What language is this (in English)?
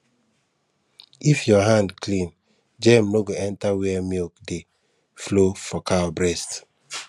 Nigerian Pidgin